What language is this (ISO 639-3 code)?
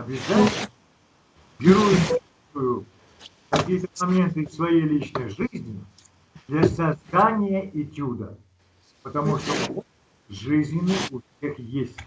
rus